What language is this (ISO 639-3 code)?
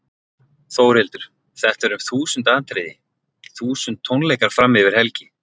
isl